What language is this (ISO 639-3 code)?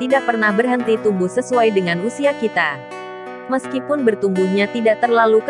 ind